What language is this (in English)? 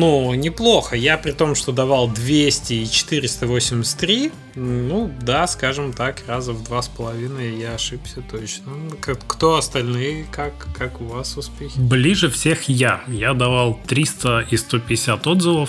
Russian